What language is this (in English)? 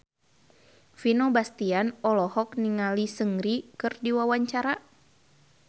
Sundanese